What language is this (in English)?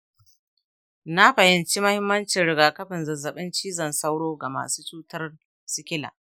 Hausa